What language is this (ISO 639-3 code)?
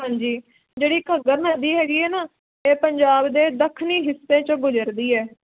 pan